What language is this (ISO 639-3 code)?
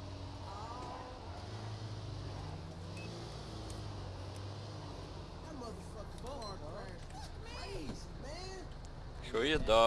nld